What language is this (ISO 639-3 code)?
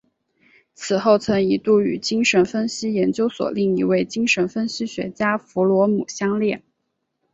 zho